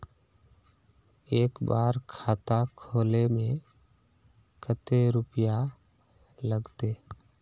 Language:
Magahi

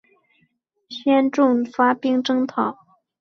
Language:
Chinese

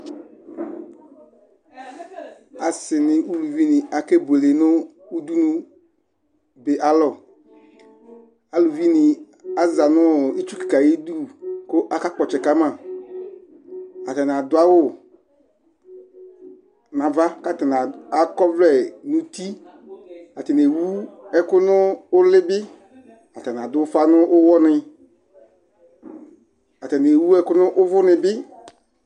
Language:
Ikposo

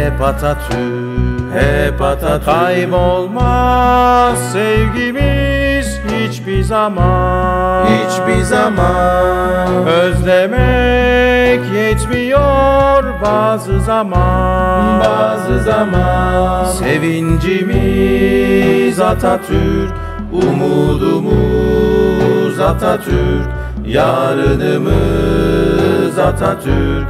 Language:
Turkish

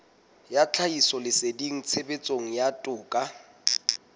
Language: Southern Sotho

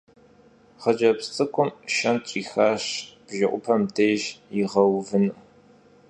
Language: Kabardian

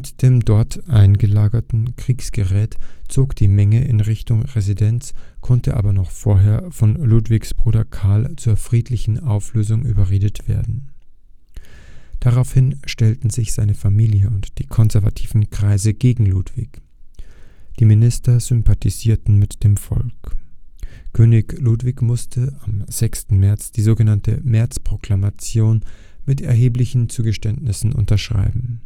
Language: German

